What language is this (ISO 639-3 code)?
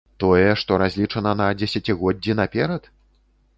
bel